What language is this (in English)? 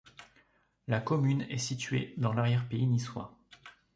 French